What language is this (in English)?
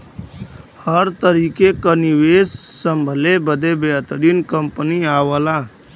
Bhojpuri